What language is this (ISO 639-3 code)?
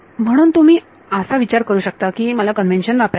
mar